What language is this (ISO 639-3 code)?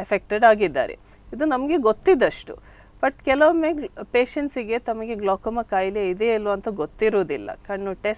hin